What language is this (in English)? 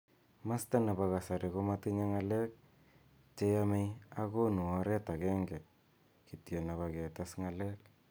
Kalenjin